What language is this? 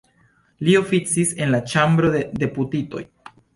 Esperanto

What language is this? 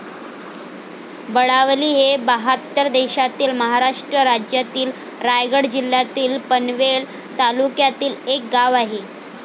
Marathi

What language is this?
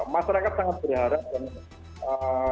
Indonesian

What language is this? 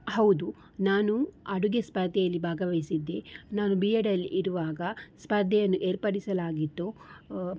Kannada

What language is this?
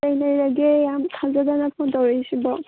Manipuri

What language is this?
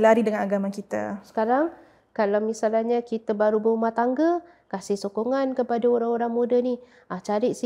Malay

